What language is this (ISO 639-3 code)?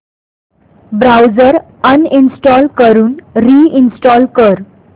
mar